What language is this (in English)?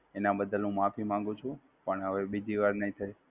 Gujarati